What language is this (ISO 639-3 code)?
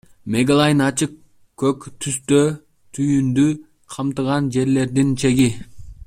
kir